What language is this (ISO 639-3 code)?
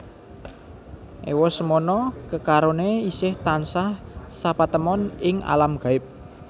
jav